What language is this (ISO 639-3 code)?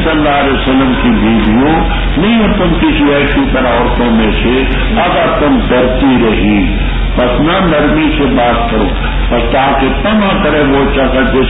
ron